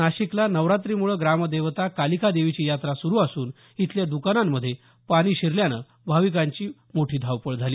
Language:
Marathi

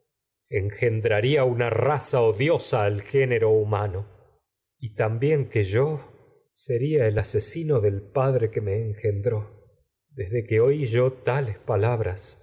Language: Spanish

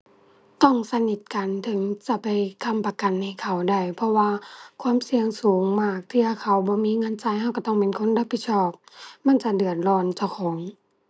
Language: Thai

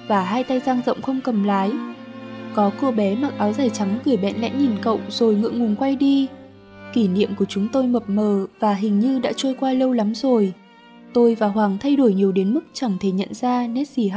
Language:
Vietnamese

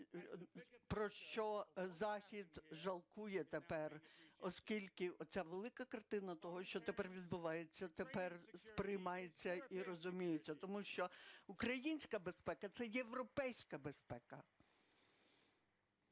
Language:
Ukrainian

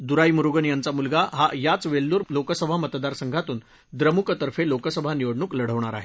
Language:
Marathi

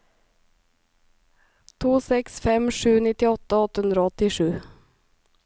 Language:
Norwegian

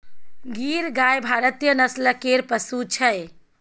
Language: Maithili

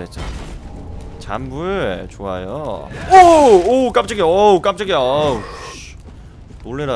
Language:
Korean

